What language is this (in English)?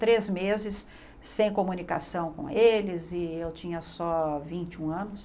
Portuguese